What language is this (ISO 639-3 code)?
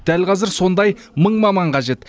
kaz